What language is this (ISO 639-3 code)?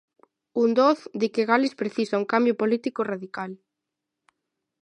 glg